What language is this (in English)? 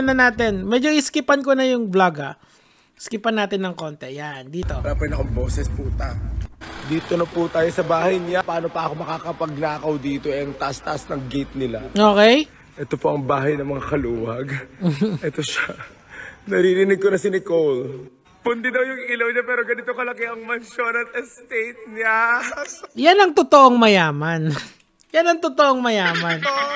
Filipino